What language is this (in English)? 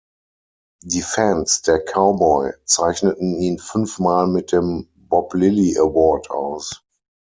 German